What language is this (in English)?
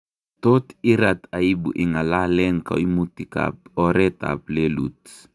Kalenjin